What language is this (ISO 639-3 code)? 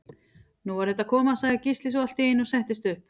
isl